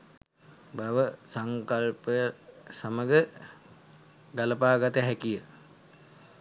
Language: Sinhala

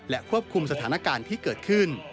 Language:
Thai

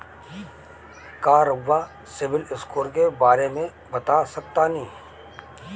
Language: Bhojpuri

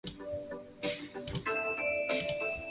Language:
Chinese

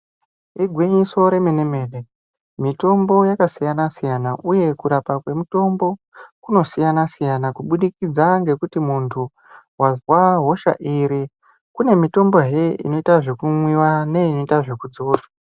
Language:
Ndau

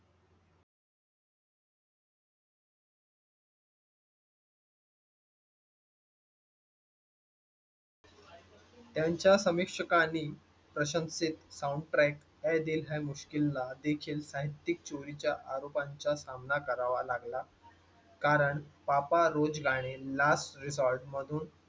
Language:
Marathi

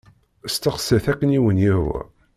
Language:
Kabyle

